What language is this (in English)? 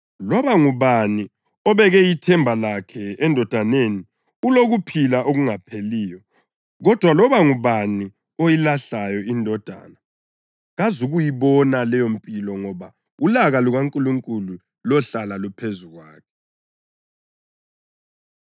North Ndebele